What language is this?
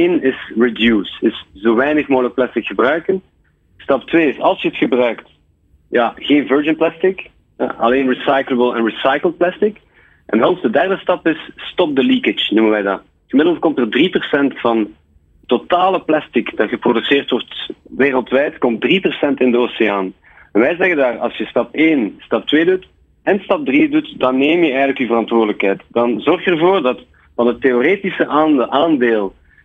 Dutch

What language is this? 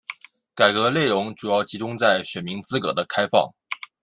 Chinese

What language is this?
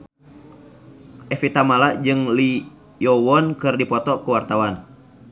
Sundanese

